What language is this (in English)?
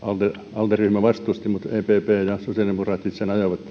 Finnish